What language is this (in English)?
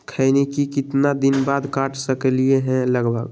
Magahi